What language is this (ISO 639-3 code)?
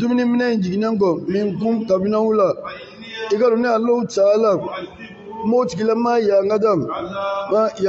ara